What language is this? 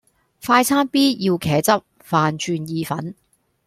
Cantonese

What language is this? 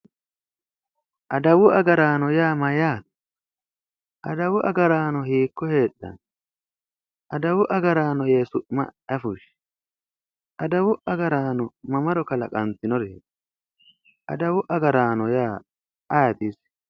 Sidamo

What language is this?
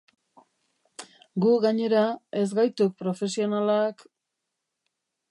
Basque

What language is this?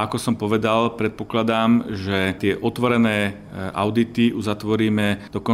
Slovak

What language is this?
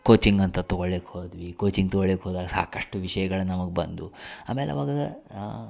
Kannada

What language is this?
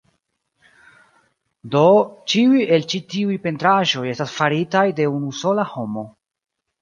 Esperanto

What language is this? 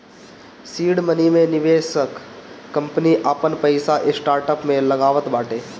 Bhojpuri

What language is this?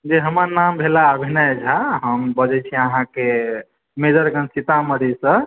Maithili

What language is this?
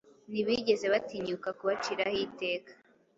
Kinyarwanda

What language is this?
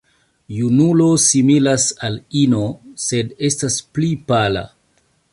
Esperanto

